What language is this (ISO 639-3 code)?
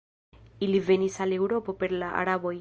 epo